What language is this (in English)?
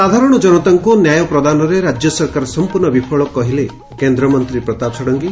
Odia